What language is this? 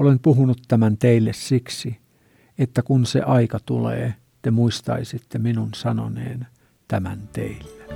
Finnish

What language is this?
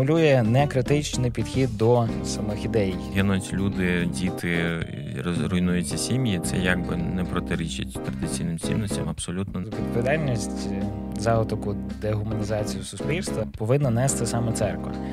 Ukrainian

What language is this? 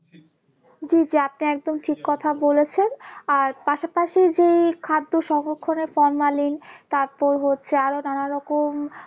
Bangla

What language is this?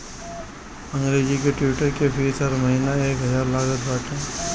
Bhojpuri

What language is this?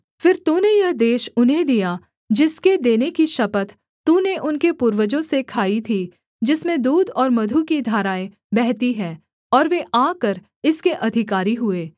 Hindi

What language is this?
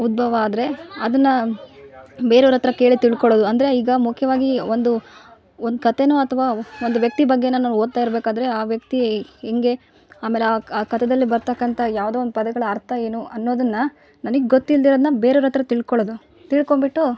Kannada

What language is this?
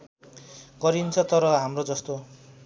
Nepali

